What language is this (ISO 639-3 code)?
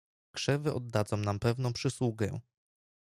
pol